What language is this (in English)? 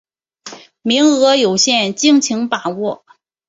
Chinese